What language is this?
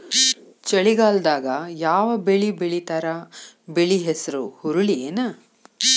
Kannada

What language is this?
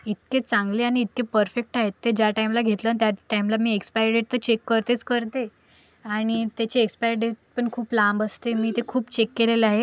Marathi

